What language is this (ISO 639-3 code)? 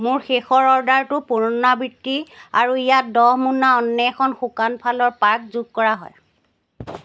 asm